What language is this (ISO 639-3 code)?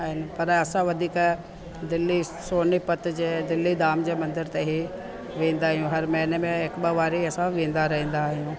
snd